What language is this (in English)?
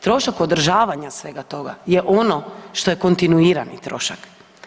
Croatian